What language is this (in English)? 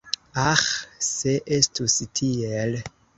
Esperanto